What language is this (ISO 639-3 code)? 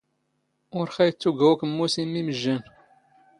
zgh